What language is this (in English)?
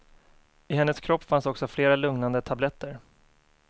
Swedish